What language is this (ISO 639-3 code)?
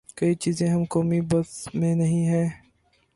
urd